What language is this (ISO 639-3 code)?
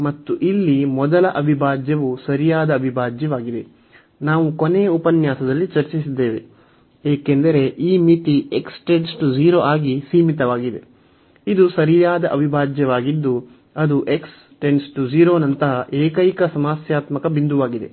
kan